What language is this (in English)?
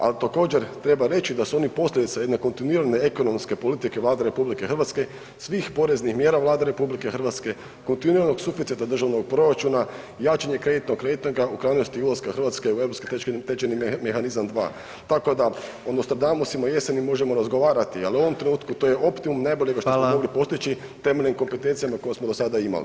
Croatian